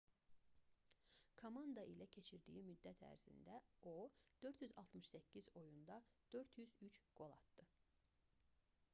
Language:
Azerbaijani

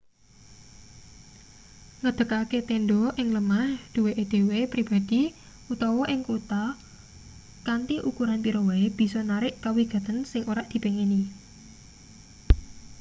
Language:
Javanese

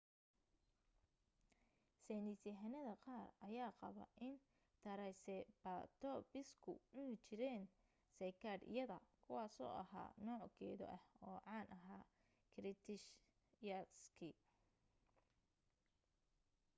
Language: Somali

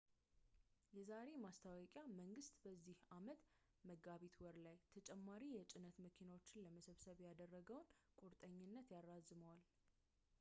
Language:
Amharic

